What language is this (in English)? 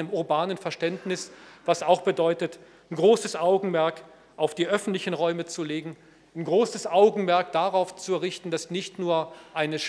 German